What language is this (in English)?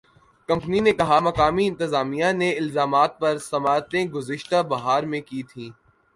Urdu